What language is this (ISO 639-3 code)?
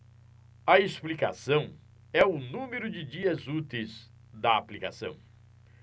por